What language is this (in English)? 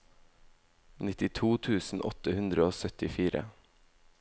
Norwegian